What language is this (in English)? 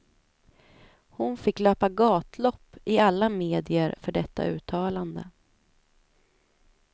Swedish